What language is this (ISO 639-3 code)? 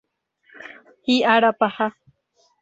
grn